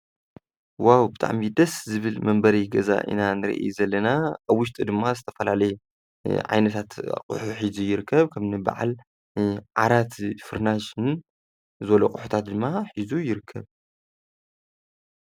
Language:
Tigrinya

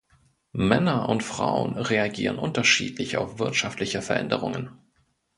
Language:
German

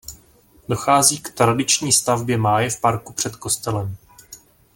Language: Czech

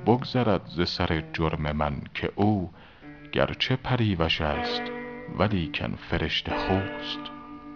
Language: Persian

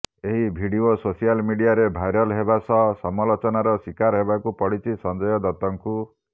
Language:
Odia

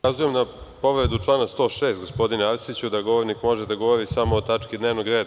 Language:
Serbian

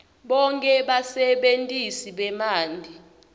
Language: Swati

